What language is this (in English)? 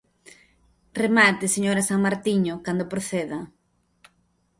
Galician